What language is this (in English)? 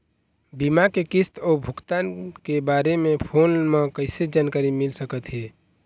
Chhattisgarhi